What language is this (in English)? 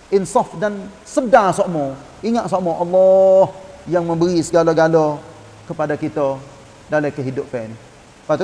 Malay